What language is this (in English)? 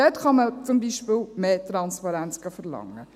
Swiss German